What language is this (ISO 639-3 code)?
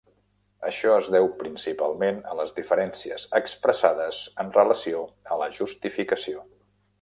cat